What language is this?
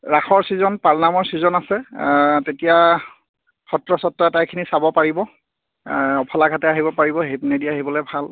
Assamese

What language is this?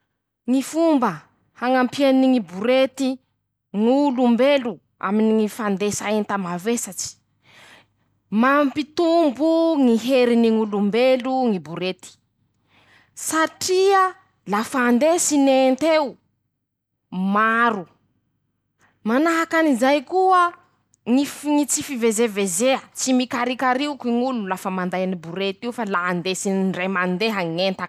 Masikoro Malagasy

